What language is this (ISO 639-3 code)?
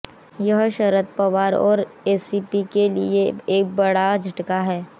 hin